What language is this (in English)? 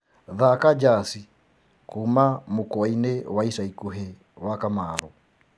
Kikuyu